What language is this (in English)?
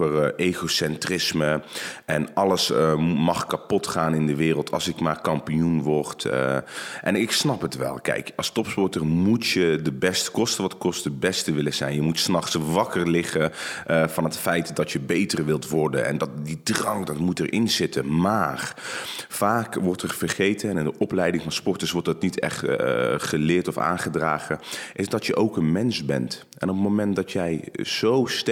Dutch